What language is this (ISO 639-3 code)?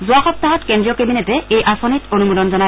asm